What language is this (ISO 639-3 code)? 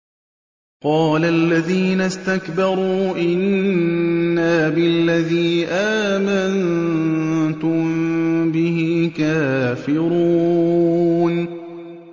ara